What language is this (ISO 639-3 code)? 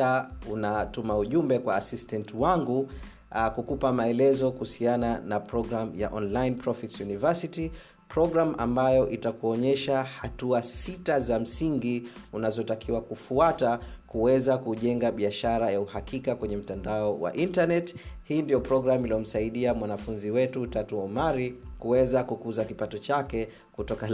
swa